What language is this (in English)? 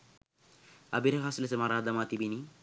Sinhala